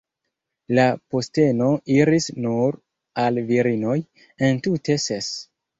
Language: Esperanto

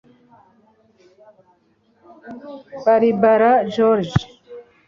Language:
Kinyarwanda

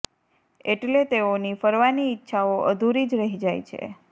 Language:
Gujarati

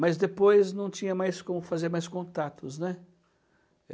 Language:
Portuguese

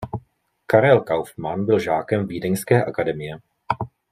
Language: Czech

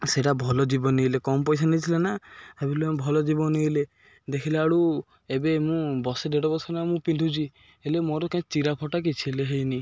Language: Odia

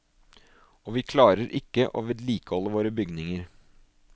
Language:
Norwegian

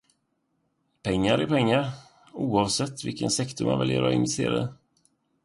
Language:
Swedish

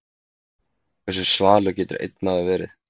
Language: Icelandic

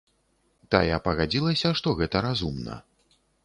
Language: Belarusian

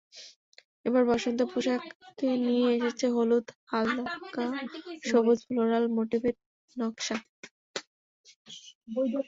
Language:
Bangla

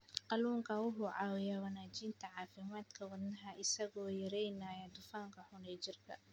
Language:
Somali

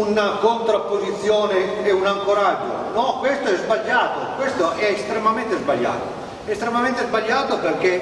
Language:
Italian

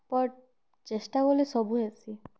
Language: Odia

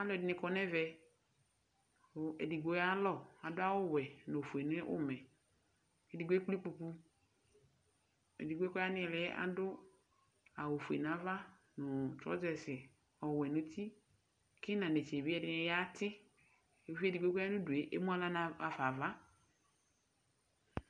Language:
Ikposo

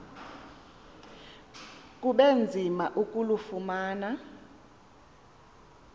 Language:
Xhosa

